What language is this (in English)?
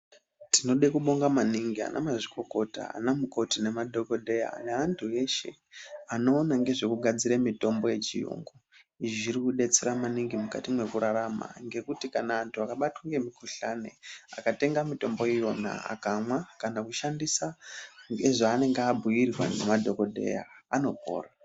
Ndau